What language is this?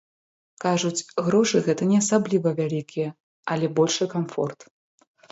Belarusian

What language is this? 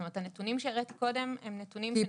Hebrew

